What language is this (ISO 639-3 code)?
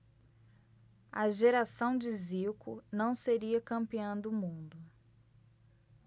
por